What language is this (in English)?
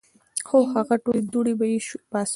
Pashto